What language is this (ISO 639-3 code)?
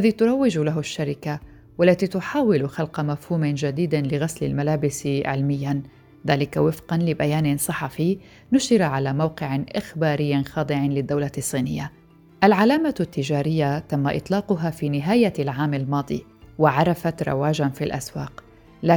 ara